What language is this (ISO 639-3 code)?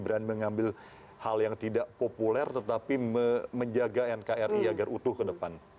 ind